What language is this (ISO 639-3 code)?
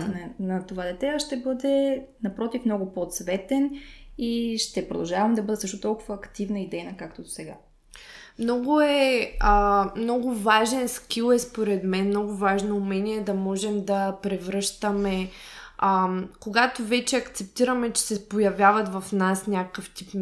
bul